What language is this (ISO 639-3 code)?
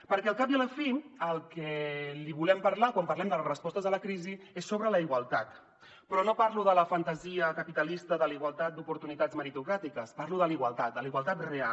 cat